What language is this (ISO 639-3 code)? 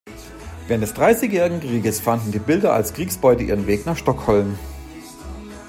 deu